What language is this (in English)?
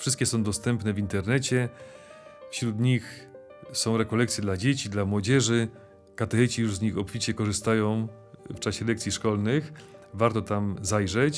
Polish